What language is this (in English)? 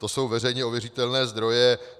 Czech